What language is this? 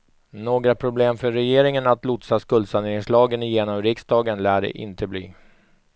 Swedish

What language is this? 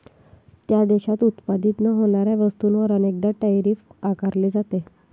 Marathi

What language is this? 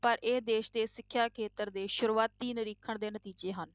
Punjabi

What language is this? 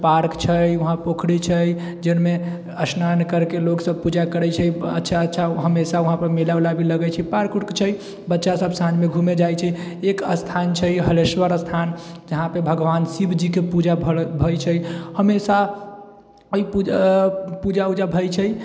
Maithili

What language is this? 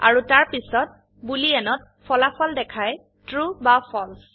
Assamese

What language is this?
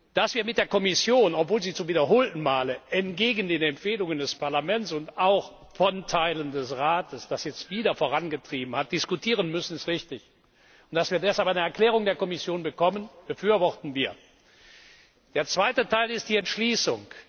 German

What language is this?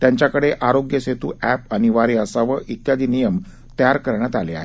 Marathi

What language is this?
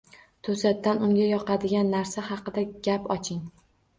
Uzbek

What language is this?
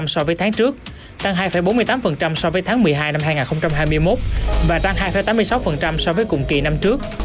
Vietnamese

